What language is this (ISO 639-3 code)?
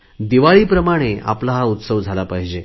mar